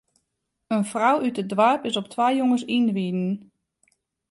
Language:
Western Frisian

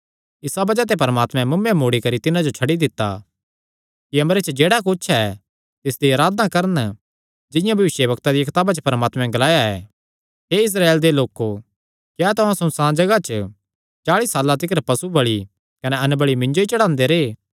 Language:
Kangri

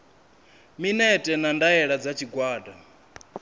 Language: Venda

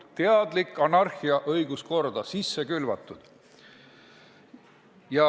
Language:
Estonian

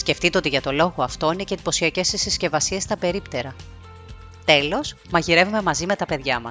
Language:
Greek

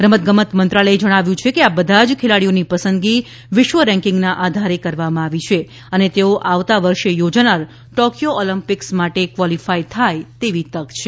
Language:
Gujarati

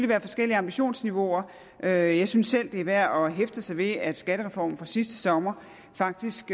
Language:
Danish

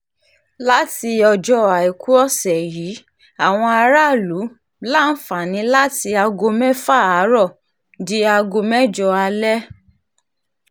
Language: Yoruba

